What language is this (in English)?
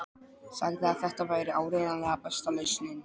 Icelandic